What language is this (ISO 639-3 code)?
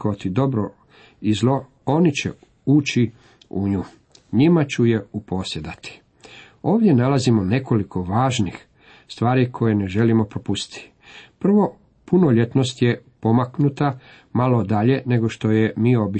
hrv